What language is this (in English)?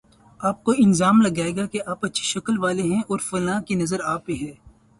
Urdu